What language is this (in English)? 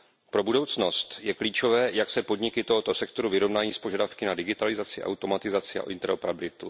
Czech